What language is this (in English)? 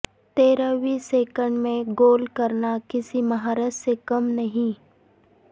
Urdu